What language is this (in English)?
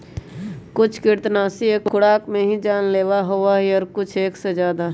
Magahi